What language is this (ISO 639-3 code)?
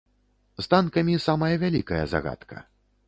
bel